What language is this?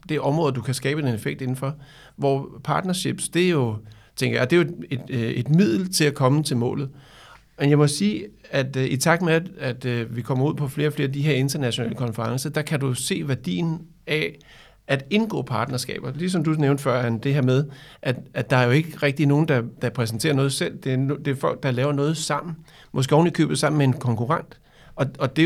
Danish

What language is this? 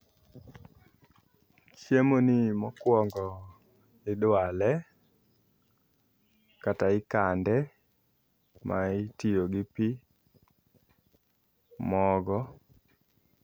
Luo (Kenya and Tanzania)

